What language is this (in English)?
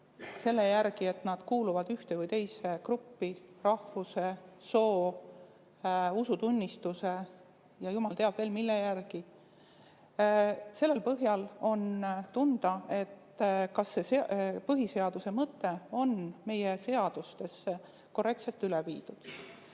Estonian